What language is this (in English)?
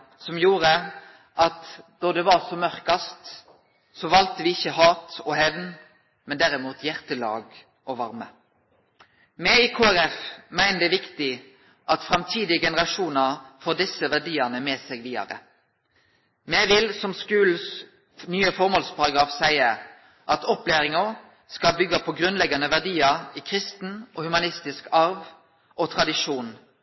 Norwegian Nynorsk